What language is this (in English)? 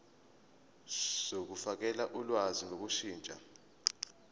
Zulu